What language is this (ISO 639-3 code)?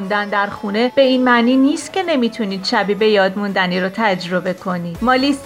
fas